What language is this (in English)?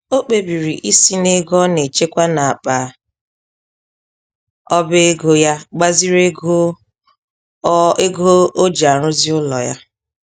Igbo